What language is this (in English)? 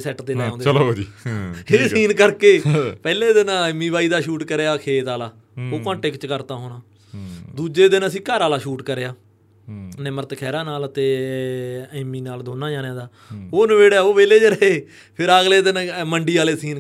Punjabi